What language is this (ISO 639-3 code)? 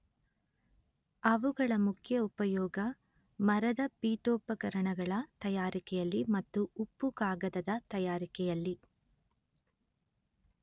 kan